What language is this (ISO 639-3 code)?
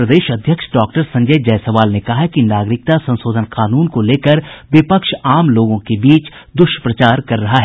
hin